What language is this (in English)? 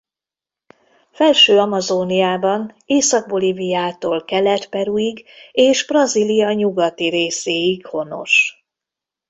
Hungarian